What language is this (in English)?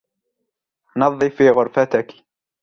Arabic